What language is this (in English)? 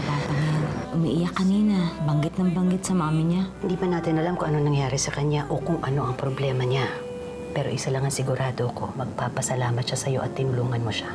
Filipino